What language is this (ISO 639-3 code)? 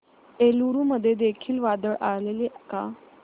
mar